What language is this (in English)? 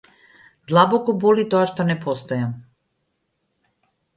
Macedonian